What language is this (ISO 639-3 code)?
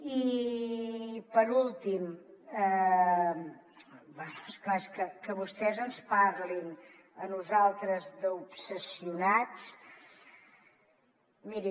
cat